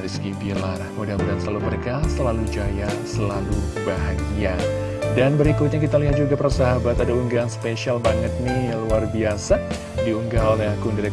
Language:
Indonesian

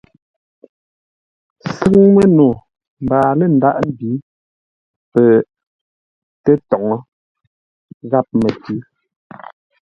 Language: Ngombale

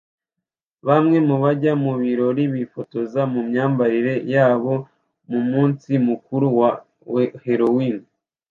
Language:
Kinyarwanda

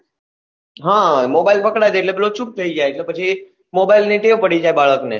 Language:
Gujarati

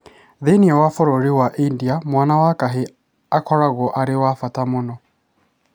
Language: Kikuyu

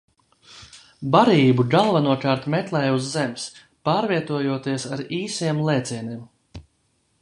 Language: Latvian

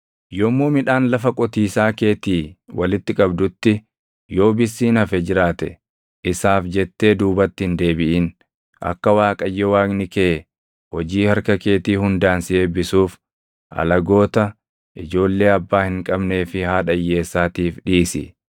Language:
Oromo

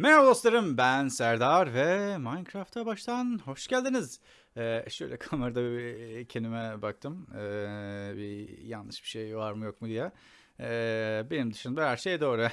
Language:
Turkish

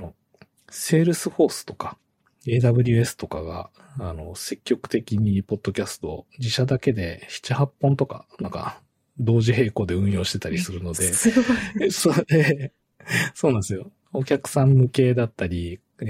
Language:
Japanese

